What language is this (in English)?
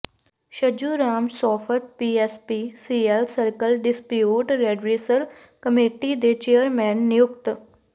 Punjabi